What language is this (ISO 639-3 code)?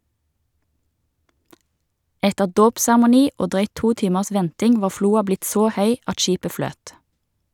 nor